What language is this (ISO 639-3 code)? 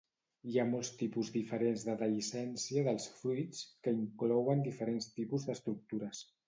cat